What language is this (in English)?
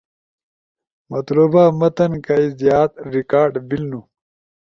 Ushojo